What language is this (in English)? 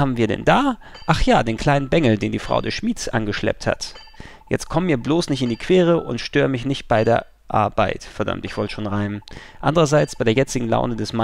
German